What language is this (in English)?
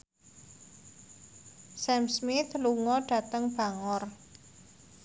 Javanese